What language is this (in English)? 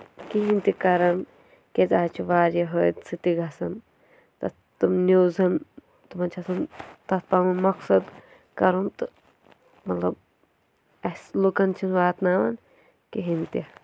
Kashmiri